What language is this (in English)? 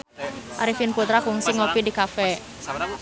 Sundanese